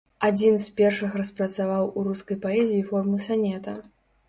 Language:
Belarusian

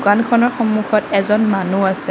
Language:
Assamese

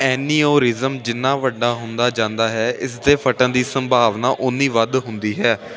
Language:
Punjabi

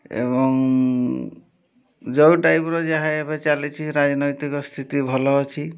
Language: Odia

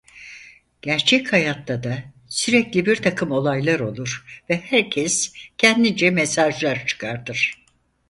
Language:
Turkish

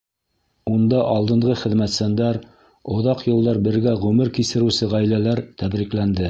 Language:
Bashkir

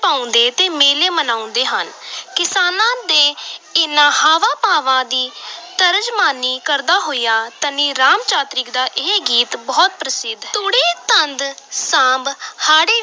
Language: Punjabi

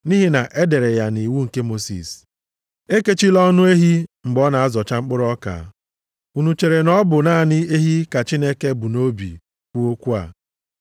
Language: Igbo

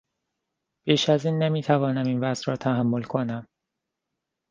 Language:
Persian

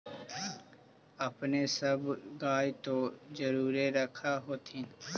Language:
Magahi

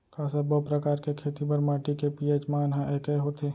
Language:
Chhattisgarhi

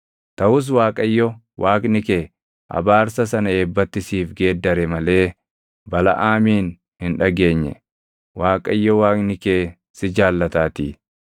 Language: Oromo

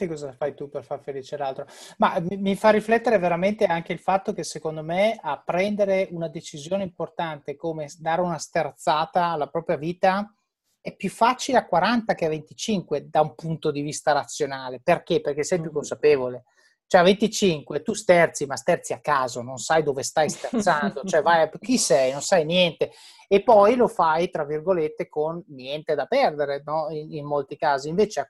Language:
Italian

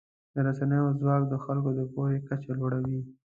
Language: Pashto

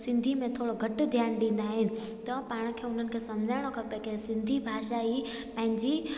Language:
Sindhi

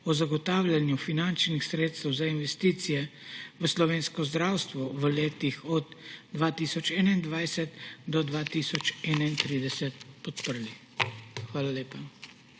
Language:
Slovenian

